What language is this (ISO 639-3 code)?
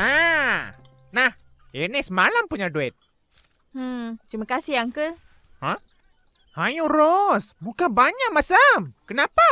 msa